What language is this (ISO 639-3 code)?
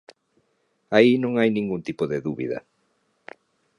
glg